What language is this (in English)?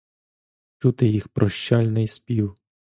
Ukrainian